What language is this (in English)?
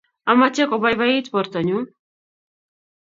Kalenjin